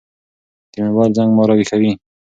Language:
Pashto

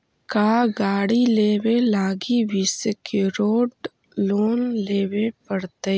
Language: Magahi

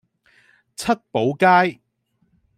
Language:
Cantonese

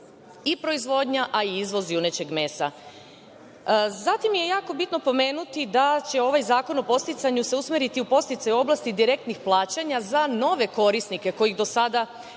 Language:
Serbian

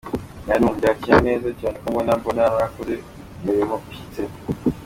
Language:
Kinyarwanda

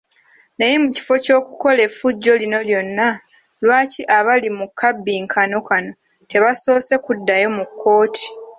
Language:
Ganda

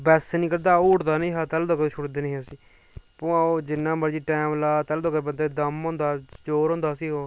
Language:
Dogri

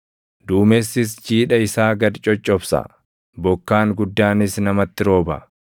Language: Oromo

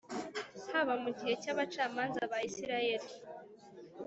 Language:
Kinyarwanda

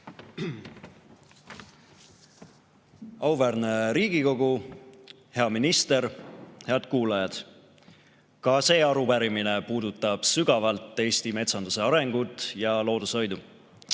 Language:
Estonian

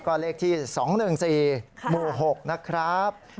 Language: Thai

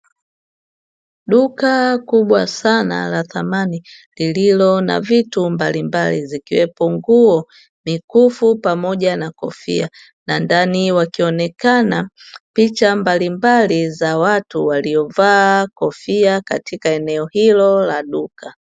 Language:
Swahili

